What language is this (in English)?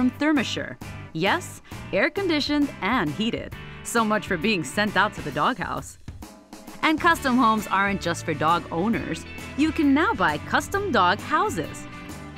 English